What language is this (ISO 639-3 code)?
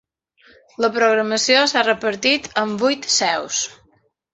cat